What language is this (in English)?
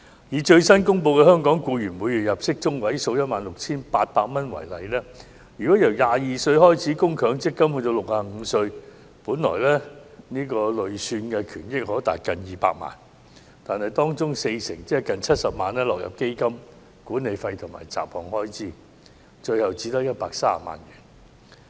Cantonese